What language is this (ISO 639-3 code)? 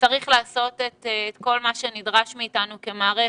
heb